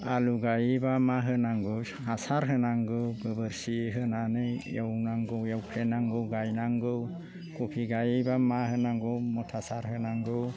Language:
Bodo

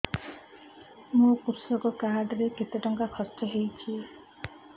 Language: Odia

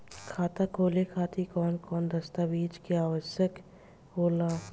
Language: Bhojpuri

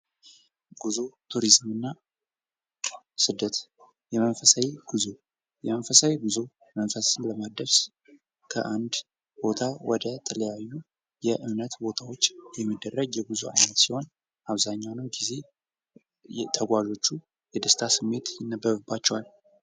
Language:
Amharic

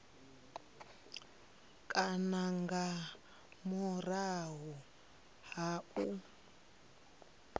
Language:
Venda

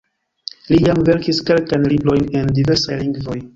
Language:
Esperanto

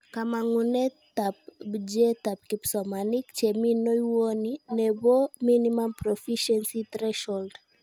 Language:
Kalenjin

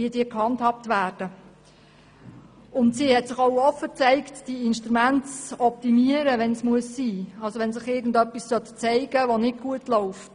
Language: Swiss German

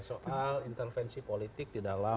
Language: Indonesian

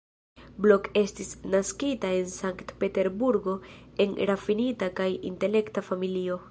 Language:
Esperanto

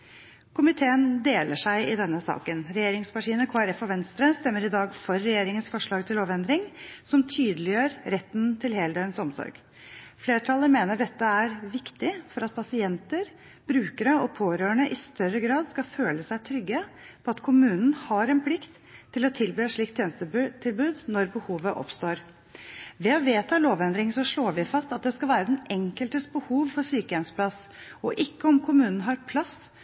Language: Norwegian Bokmål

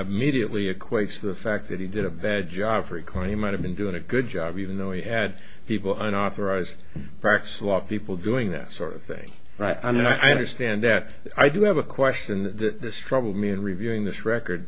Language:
English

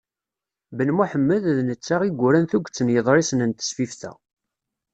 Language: Kabyle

